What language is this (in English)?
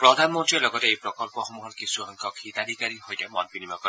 Assamese